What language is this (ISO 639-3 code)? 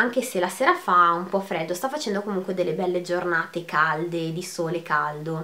ita